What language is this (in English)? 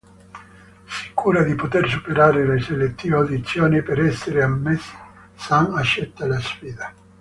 Italian